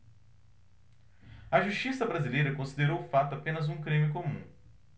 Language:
Portuguese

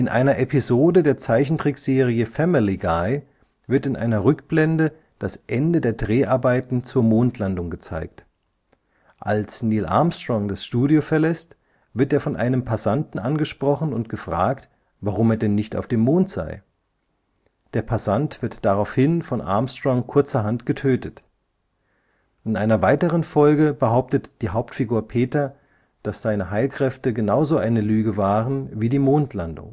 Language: German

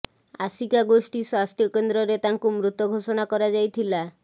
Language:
Odia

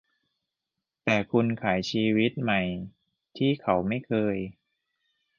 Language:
Thai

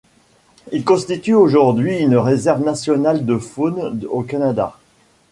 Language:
French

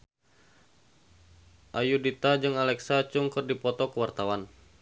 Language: Sundanese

